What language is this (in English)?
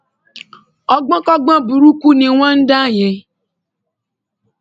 Yoruba